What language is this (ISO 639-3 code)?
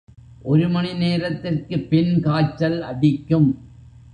tam